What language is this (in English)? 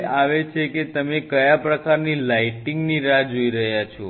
Gujarati